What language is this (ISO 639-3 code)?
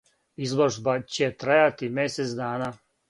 srp